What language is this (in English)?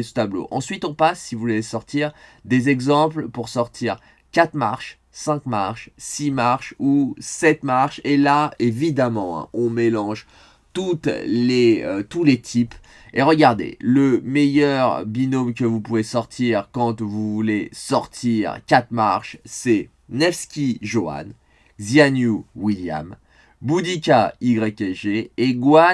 French